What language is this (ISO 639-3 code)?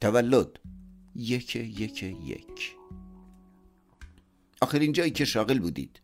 fas